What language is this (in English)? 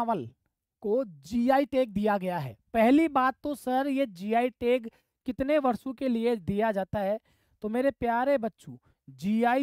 Hindi